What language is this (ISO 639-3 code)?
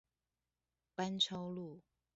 zho